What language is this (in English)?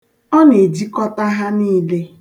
Igbo